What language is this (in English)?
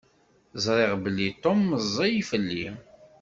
Kabyle